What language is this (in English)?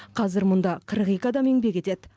Kazakh